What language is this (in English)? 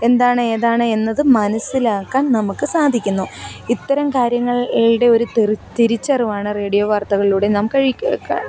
Malayalam